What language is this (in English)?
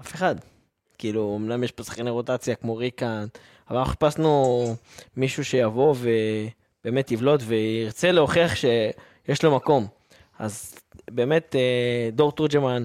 Hebrew